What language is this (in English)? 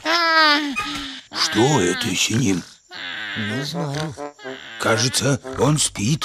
Russian